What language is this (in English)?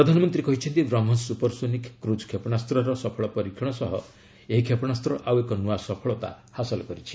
Odia